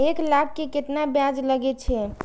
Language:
Maithili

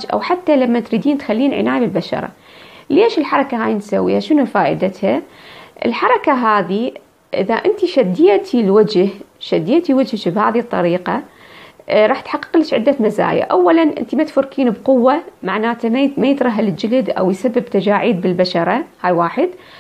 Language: Arabic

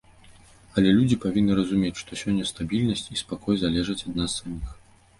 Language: Belarusian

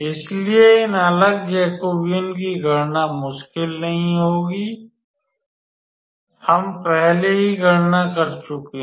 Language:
Hindi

